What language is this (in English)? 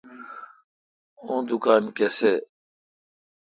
Kalkoti